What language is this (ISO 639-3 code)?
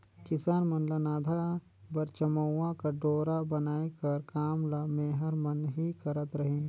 hne